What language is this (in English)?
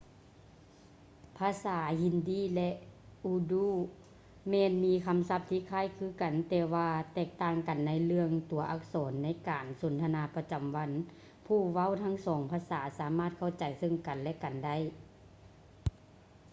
Lao